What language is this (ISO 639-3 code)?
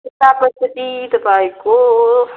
nep